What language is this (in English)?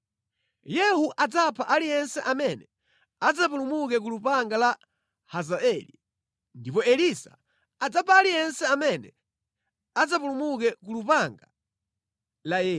Nyanja